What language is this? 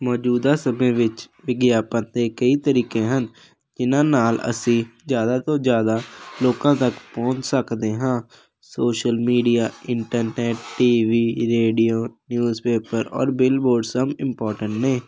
Punjabi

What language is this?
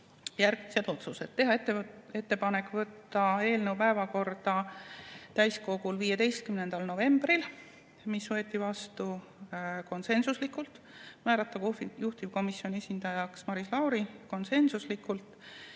Estonian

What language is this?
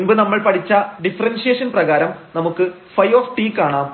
Malayalam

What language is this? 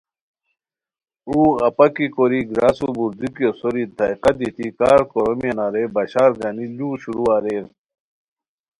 Khowar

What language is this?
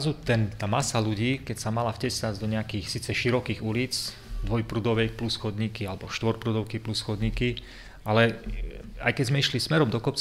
Slovak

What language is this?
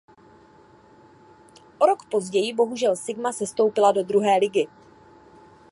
Czech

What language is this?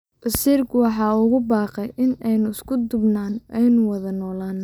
Somali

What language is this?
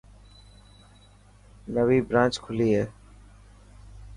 Dhatki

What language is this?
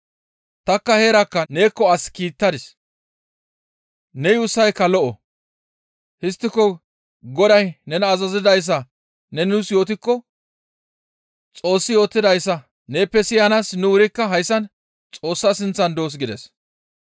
Gamo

